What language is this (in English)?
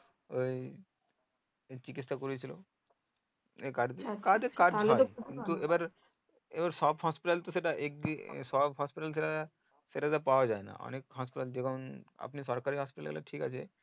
Bangla